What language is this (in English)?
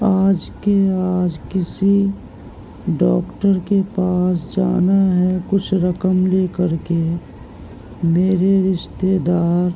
Urdu